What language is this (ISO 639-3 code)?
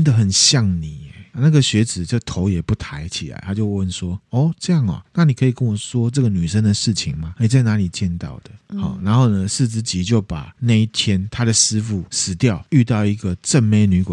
zho